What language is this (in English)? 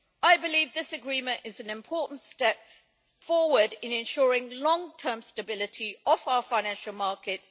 English